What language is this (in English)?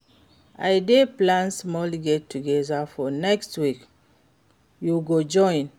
Nigerian Pidgin